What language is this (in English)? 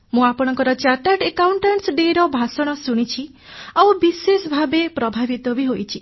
Odia